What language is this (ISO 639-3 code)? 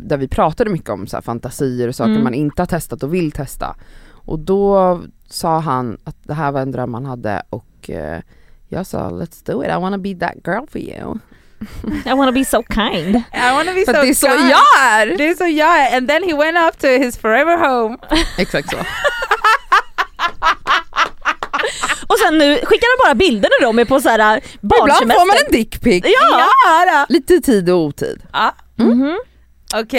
swe